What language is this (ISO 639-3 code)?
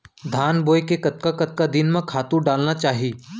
hne